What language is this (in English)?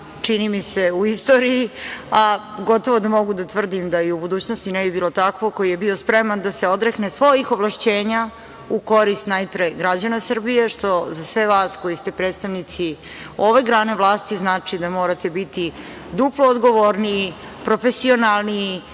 Serbian